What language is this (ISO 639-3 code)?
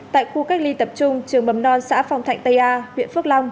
vie